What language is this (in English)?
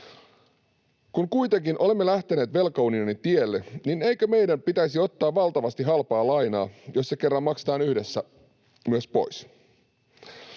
Finnish